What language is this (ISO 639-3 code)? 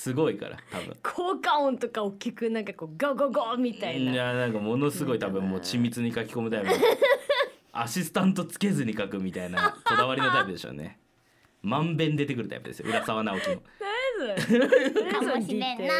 jpn